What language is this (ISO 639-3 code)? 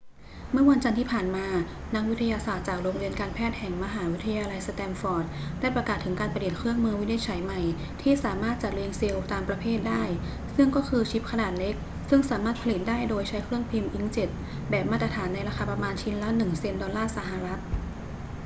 tha